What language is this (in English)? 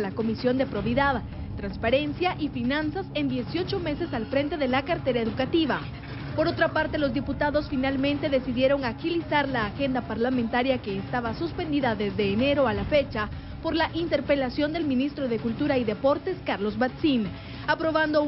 Spanish